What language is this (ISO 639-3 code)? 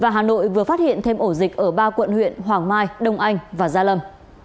vie